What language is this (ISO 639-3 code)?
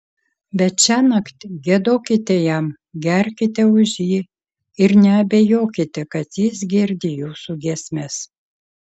lit